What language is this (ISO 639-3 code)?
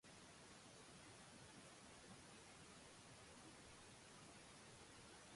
mve